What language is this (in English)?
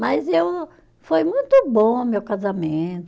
Portuguese